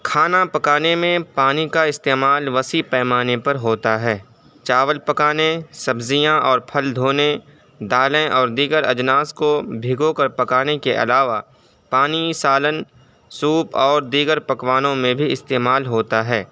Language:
Urdu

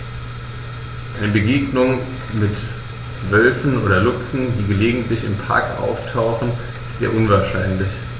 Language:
German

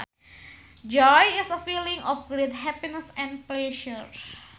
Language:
Sundanese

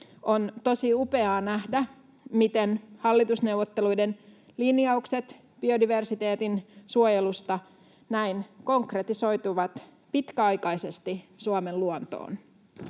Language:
Finnish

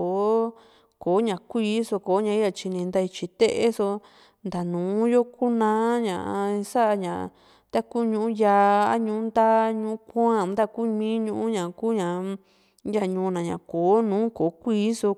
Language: Juxtlahuaca Mixtec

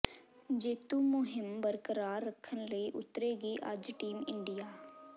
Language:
Punjabi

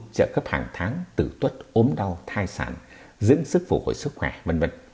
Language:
Vietnamese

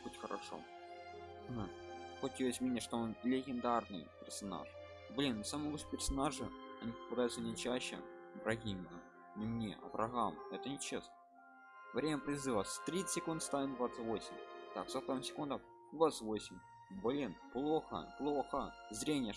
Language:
Russian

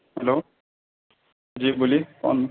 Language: Urdu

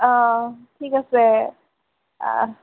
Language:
Assamese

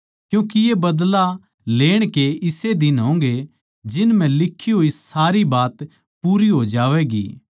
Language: Haryanvi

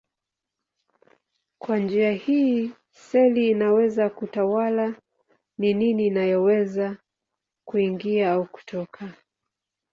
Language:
Swahili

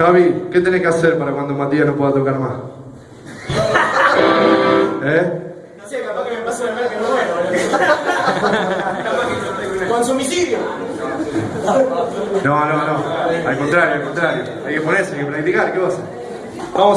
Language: Spanish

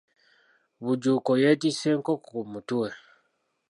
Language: Ganda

